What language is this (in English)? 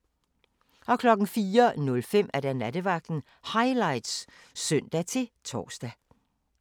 Danish